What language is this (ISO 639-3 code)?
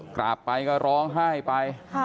tha